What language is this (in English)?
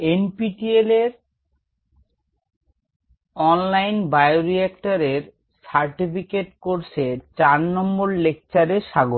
Bangla